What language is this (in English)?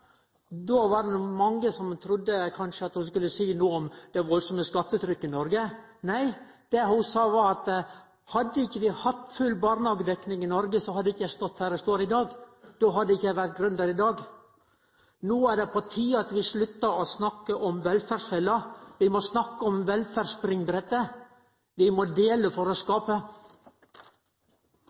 Norwegian Nynorsk